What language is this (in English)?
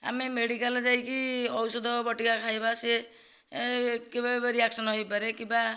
Odia